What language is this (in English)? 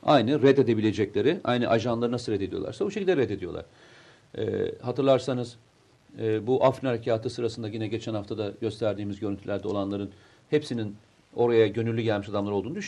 Turkish